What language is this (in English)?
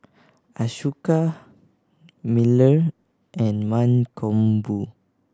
English